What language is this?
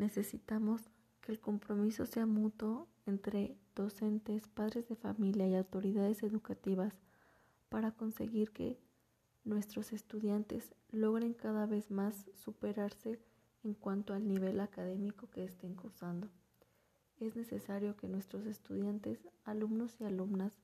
Spanish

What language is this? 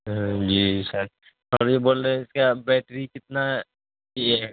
Urdu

